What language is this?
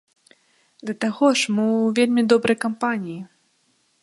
Belarusian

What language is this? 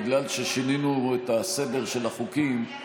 Hebrew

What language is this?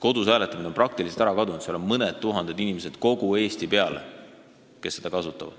Estonian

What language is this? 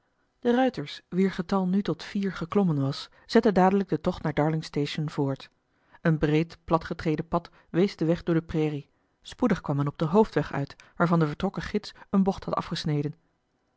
Dutch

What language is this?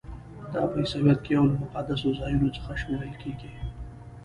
Pashto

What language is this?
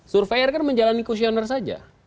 Indonesian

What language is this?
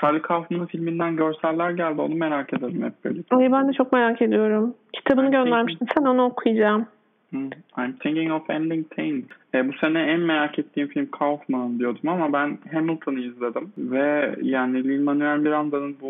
Turkish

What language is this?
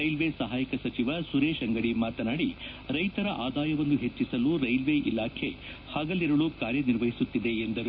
Kannada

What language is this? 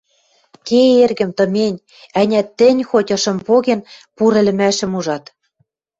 Western Mari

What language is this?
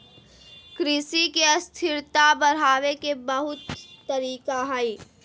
Magahi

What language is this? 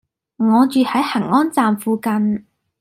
Cantonese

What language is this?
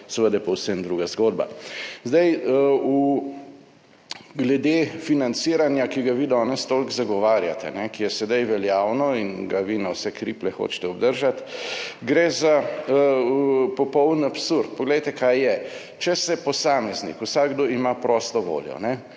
Slovenian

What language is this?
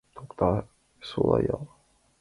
Mari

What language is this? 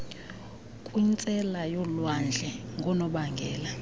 Xhosa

